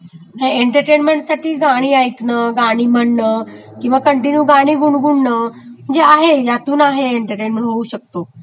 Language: Marathi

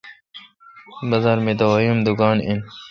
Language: Kalkoti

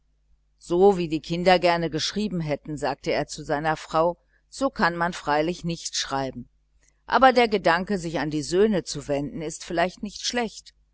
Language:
German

